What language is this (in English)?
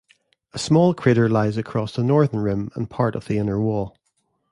English